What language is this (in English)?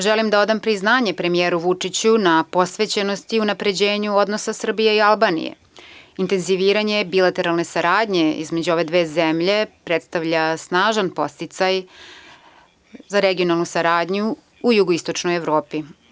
Serbian